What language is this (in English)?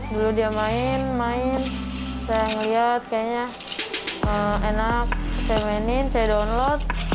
Indonesian